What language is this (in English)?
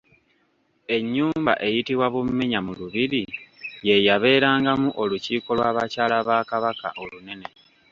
Ganda